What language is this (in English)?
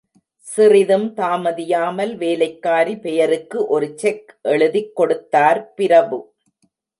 Tamil